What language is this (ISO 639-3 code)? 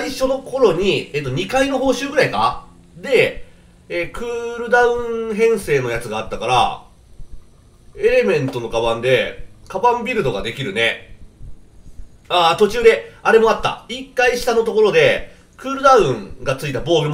jpn